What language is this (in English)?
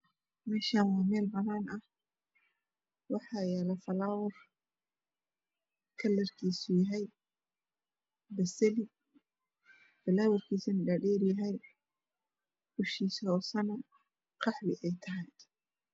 Somali